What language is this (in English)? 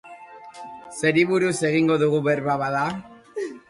Basque